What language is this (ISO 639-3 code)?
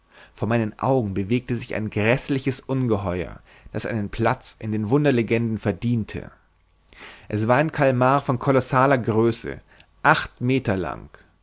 deu